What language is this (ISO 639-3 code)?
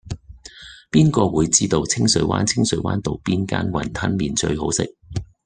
yue